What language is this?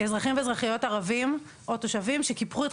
Hebrew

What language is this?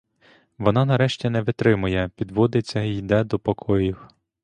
Ukrainian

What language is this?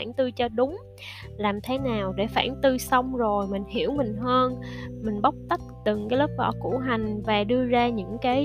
Vietnamese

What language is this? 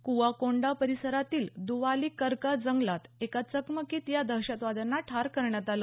Marathi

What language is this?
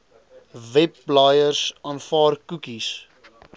Afrikaans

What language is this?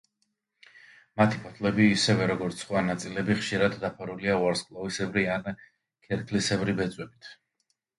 Georgian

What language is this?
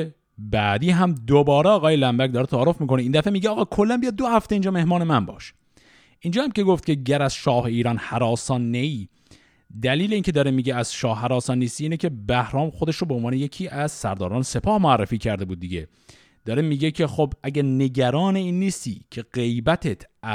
Persian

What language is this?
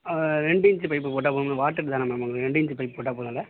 Tamil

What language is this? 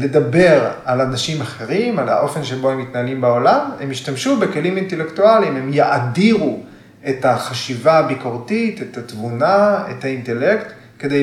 Hebrew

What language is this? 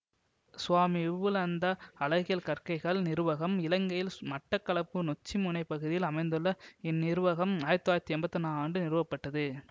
Tamil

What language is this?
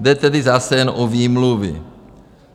Czech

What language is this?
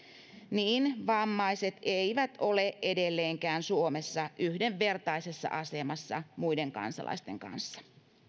Finnish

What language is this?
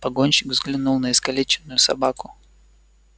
Russian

